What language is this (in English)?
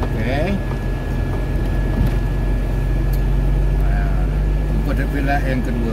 Malay